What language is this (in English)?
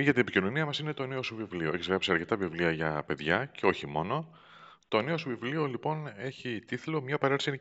Greek